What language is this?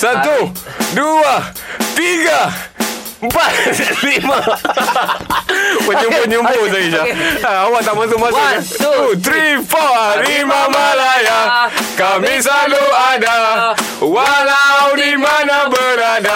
Malay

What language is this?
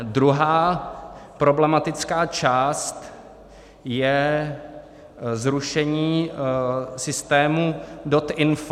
Czech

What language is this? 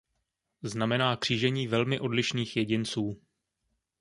Czech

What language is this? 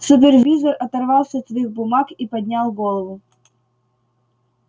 Russian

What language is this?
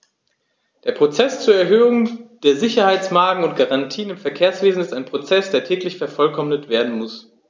German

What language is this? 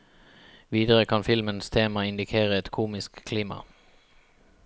Norwegian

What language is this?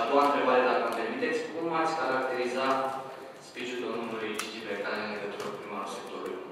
Romanian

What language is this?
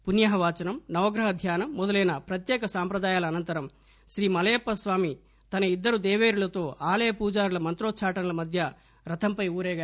Telugu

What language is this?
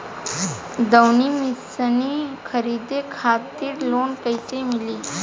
Bhojpuri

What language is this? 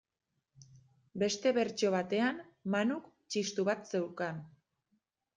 Basque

